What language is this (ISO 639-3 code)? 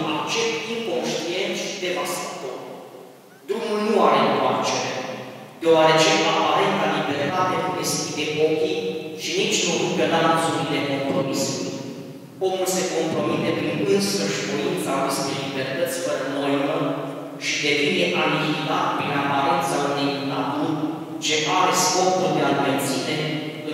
ron